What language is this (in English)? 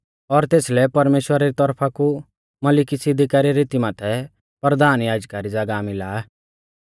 Mahasu Pahari